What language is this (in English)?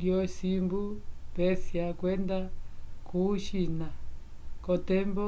Umbundu